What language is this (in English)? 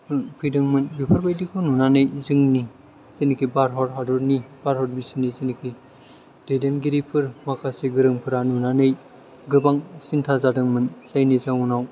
Bodo